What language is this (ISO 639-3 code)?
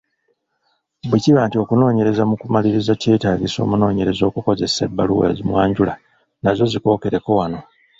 lug